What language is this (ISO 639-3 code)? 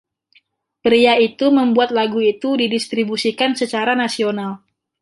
ind